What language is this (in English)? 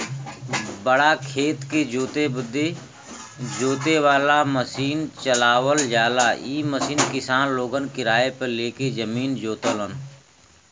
Bhojpuri